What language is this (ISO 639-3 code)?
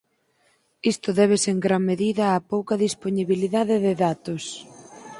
glg